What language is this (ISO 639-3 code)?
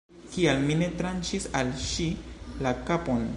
epo